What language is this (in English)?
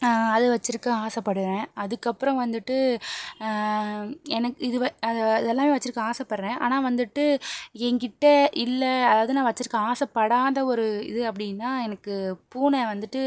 Tamil